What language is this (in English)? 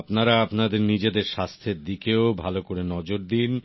Bangla